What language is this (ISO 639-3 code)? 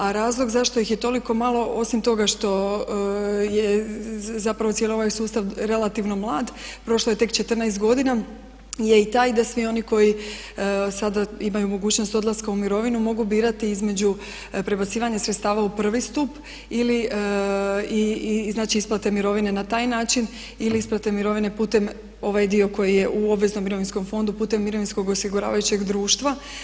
hrv